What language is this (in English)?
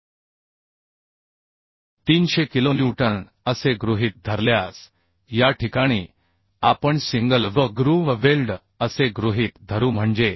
Marathi